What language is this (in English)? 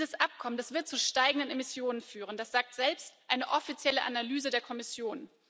German